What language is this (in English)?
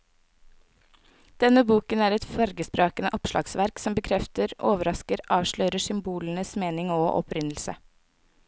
Norwegian